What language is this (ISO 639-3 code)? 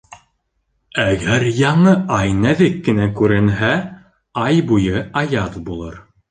bak